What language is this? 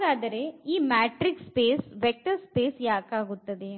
Kannada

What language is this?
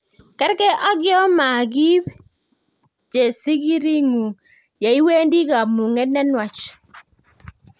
Kalenjin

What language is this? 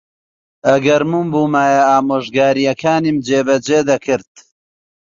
Central Kurdish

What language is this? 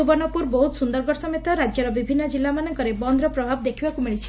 Odia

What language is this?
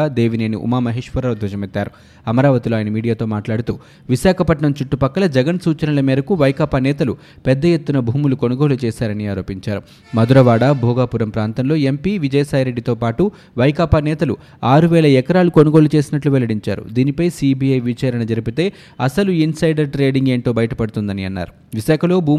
Telugu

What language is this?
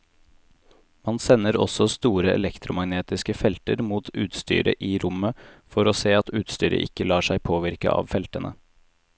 Norwegian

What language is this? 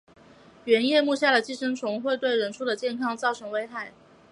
Chinese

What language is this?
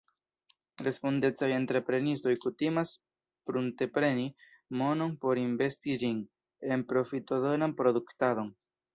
Esperanto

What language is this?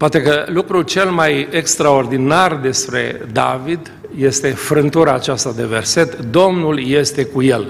Romanian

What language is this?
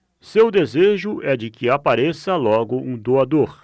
Portuguese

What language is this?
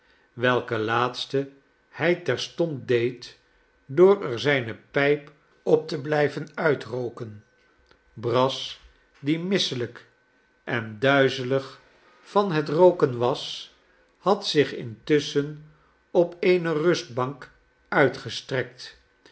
Dutch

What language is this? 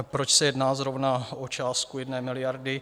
Czech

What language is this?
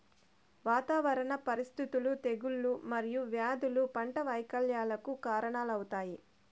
Telugu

